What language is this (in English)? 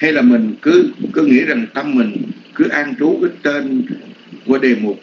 Vietnamese